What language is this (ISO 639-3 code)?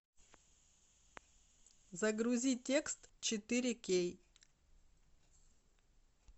rus